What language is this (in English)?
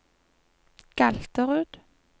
Norwegian